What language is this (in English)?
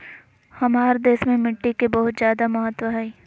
Magahi